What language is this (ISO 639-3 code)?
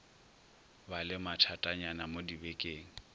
nso